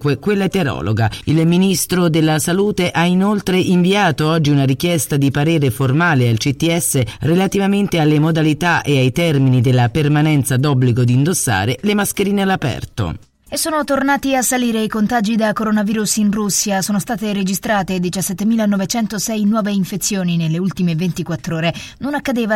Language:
Italian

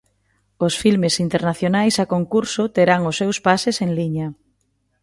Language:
Galician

